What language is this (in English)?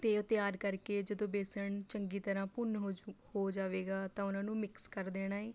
Punjabi